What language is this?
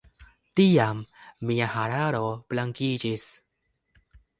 Esperanto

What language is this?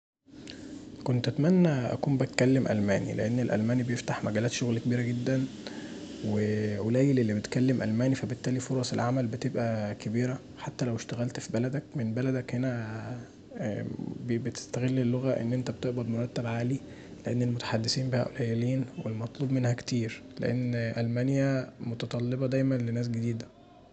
Egyptian Arabic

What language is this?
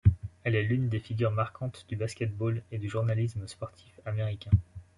French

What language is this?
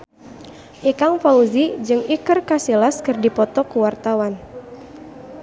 Sundanese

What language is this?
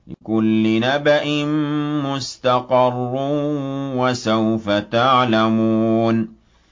Arabic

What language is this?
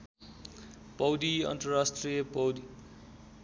Nepali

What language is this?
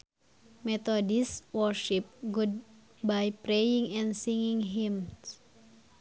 Sundanese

